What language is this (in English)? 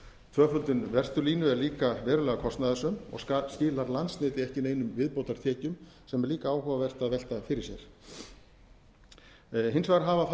Icelandic